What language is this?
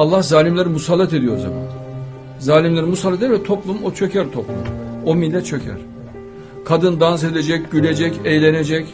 Turkish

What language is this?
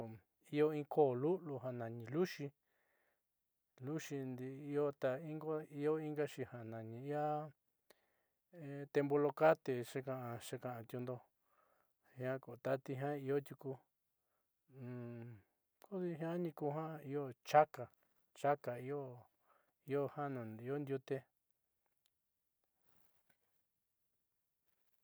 Southeastern Nochixtlán Mixtec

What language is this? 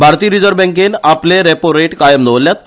Konkani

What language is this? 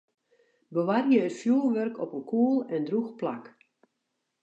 Western Frisian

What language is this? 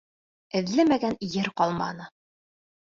Bashkir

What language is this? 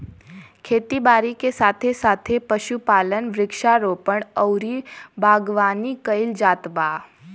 Bhojpuri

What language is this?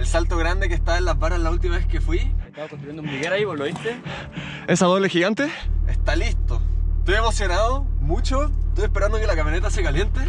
Spanish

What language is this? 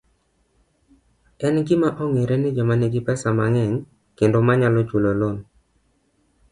Luo (Kenya and Tanzania)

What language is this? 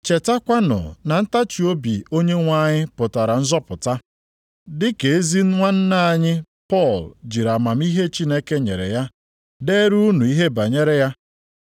Igbo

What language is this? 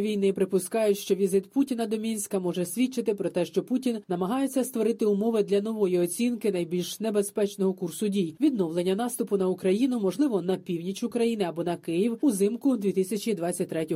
Ukrainian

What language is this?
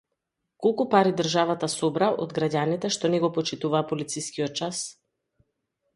Macedonian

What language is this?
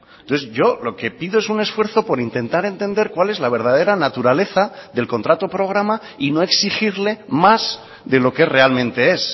Spanish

